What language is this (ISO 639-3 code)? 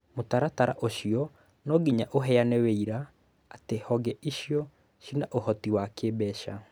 kik